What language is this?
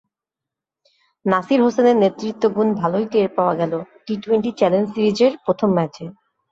Bangla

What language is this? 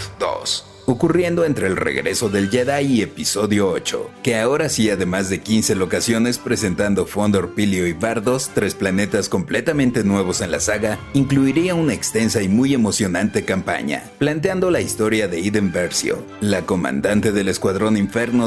Spanish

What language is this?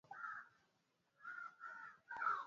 Swahili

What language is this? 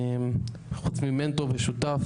Hebrew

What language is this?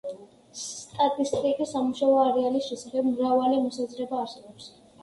Georgian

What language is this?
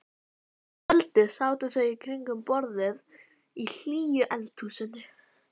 Icelandic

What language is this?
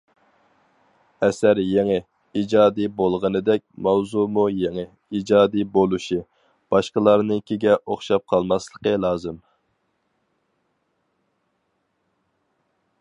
Uyghur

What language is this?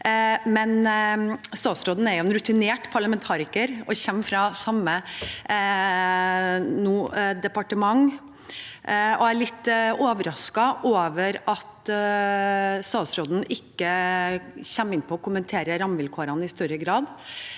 Norwegian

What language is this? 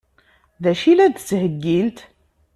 Kabyle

